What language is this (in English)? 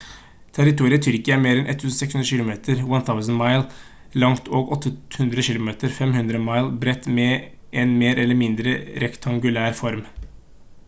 Norwegian Bokmål